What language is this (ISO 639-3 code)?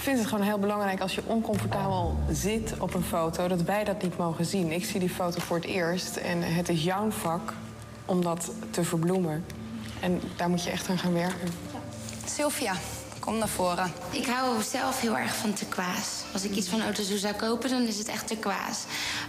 nld